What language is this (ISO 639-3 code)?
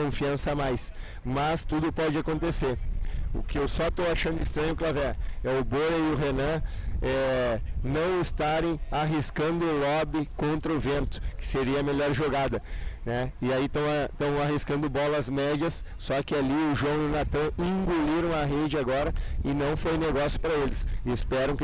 por